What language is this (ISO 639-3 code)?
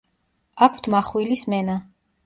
kat